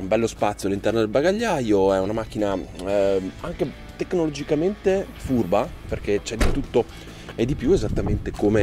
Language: Italian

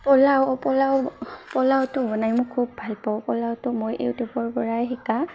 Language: Assamese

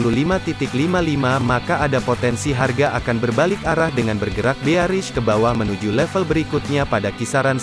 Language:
Indonesian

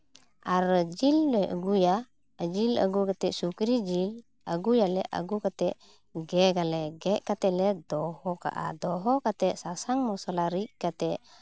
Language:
Santali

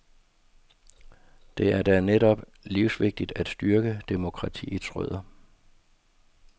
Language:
Danish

